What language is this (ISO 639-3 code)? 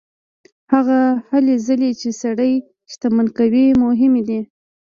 pus